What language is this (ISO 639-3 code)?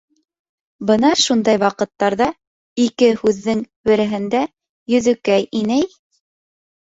bak